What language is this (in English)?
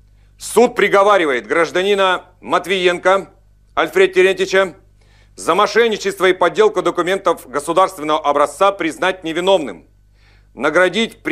Russian